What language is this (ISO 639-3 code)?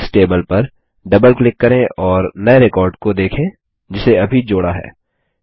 hin